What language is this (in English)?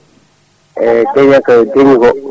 Fula